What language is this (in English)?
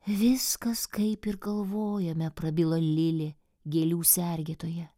Lithuanian